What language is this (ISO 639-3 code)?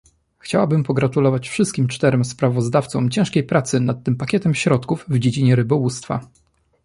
pol